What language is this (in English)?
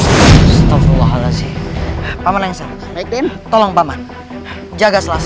Indonesian